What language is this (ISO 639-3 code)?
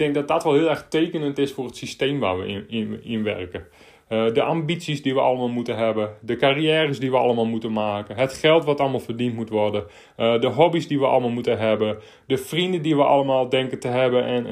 nld